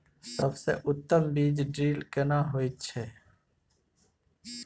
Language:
Maithili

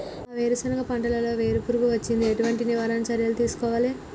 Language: Telugu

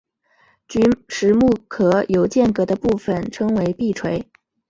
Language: Chinese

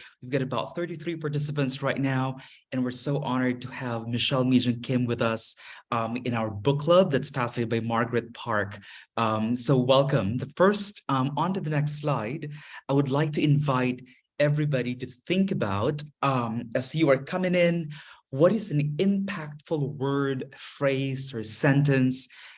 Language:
English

